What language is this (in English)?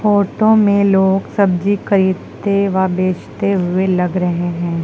Hindi